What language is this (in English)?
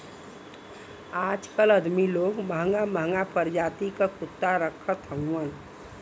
Bhojpuri